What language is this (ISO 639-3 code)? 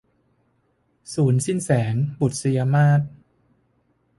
tha